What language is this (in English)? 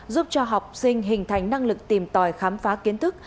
Vietnamese